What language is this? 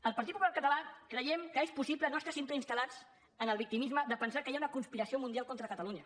Catalan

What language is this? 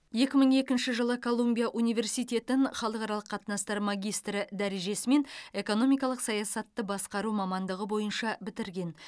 Kazakh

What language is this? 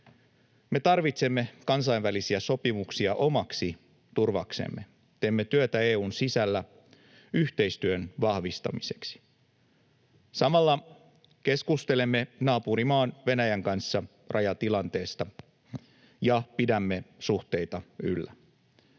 Finnish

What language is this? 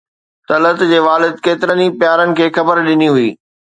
Sindhi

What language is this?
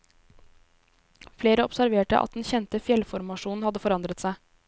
Norwegian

